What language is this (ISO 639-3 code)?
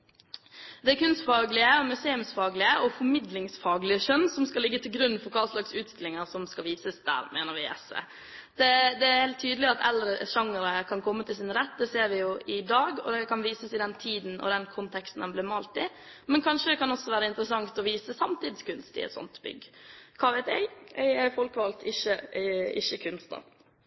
nob